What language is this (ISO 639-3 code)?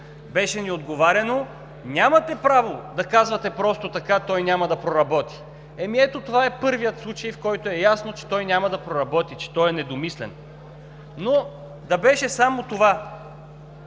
bul